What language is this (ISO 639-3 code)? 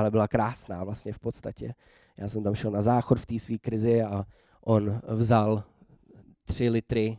ces